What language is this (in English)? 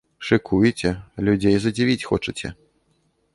Belarusian